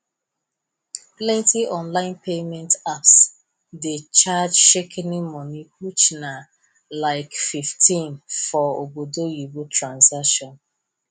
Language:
Nigerian Pidgin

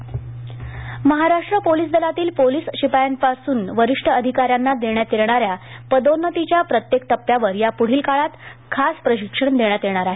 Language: Marathi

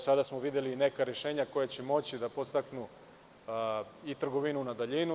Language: Serbian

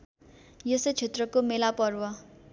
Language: Nepali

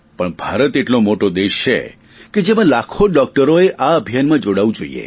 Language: Gujarati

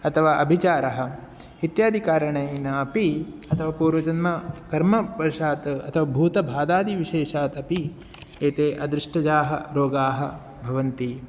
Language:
Sanskrit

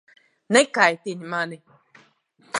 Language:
Latvian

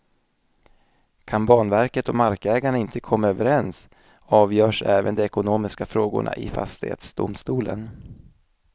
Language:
Swedish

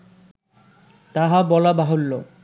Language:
Bangla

